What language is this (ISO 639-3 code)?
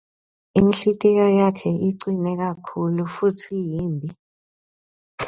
ssw